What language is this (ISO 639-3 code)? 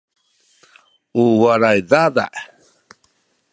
szy